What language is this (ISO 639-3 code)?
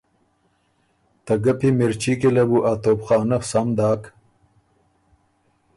oru